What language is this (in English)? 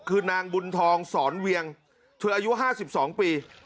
Thai